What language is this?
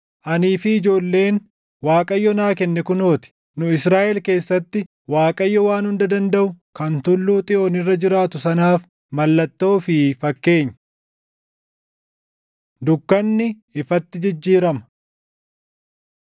Oromo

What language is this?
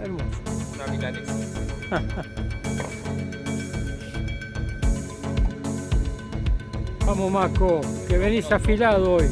Spanish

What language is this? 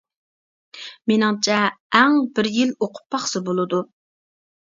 Uyghur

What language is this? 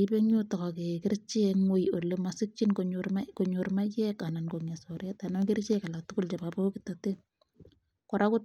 Kalenjin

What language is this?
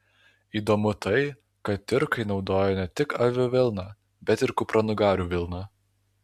Lithuanian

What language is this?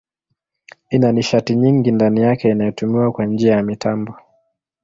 Swahili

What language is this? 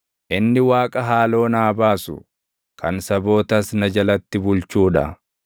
Oromo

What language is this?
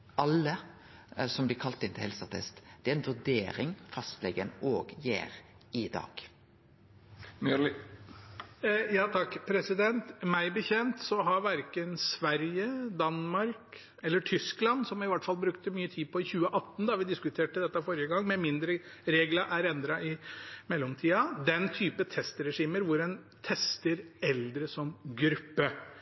Norwegian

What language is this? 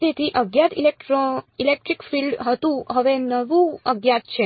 Gujarati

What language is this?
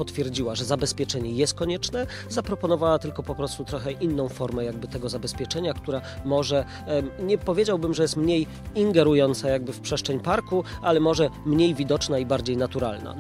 Polish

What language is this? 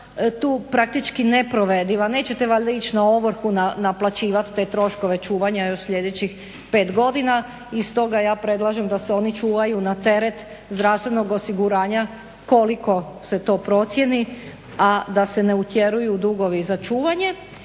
Croatian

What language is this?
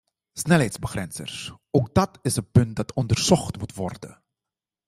Dutch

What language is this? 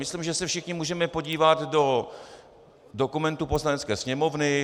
Czech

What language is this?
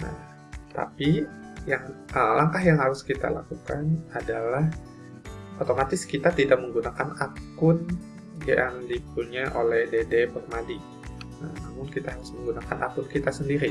Indonesian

